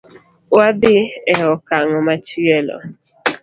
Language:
Luo (Kenya and Tanzania)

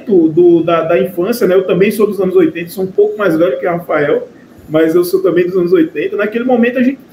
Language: Portuguese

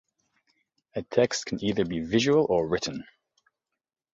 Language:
English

